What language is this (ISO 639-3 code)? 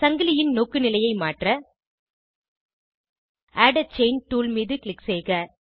tam